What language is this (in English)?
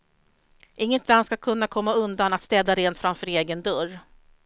Swedish